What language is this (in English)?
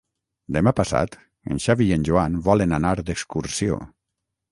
Catalan